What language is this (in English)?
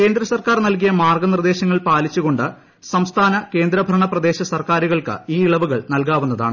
Malayalam